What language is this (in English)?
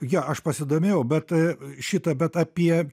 Lithuanian